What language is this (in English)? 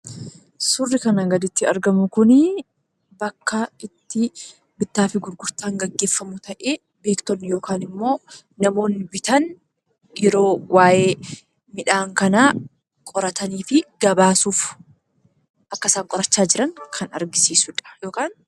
Oromo